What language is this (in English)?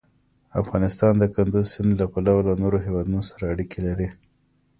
Pashto